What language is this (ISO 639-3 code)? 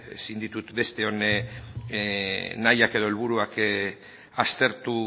eus